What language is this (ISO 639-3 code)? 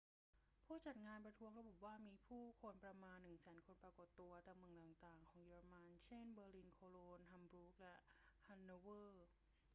tha